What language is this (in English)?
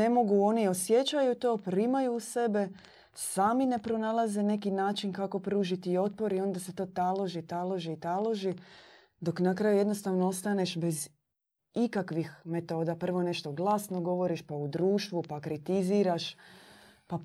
Croatian